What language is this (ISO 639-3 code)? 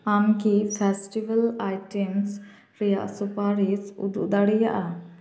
sat